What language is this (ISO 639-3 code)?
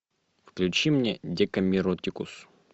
rus